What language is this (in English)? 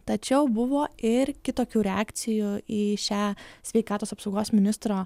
Lithuanian